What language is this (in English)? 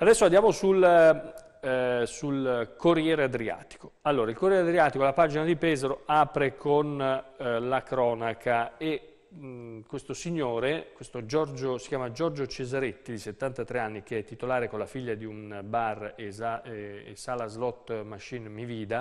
Italian